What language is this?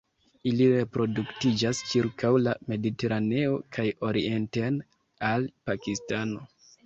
Esperanto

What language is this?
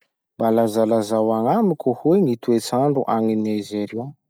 Masikoro Malagasy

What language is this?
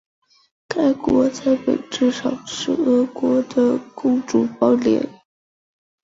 Chinese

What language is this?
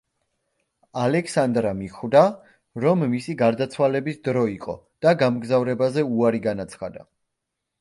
Georgian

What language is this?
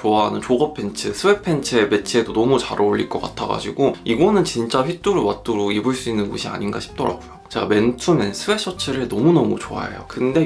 Korean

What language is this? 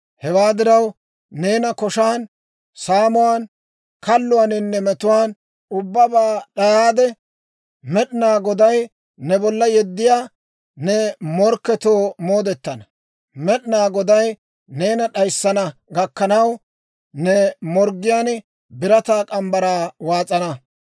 Dawro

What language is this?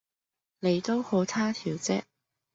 Cantonese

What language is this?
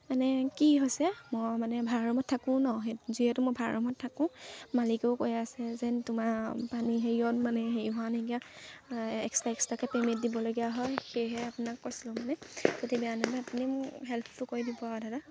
Assamese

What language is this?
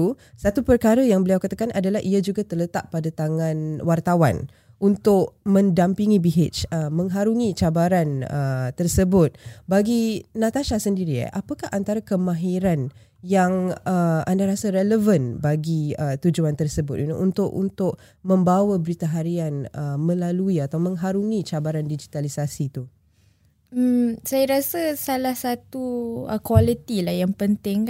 Malay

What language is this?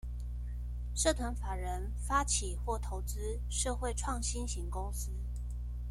Chinese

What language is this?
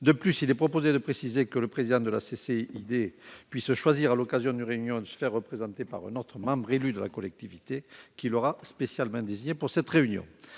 French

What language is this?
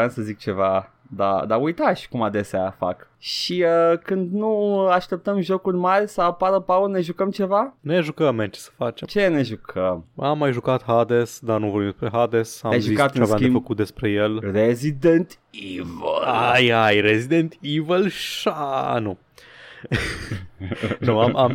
Romanian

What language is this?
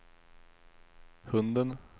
Swedish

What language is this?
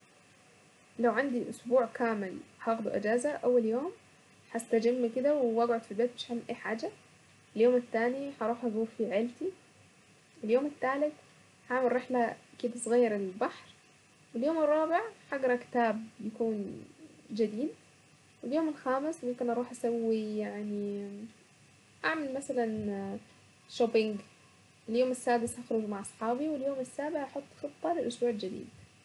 Saidi Arabic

